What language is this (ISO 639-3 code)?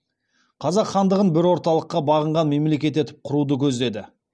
kaz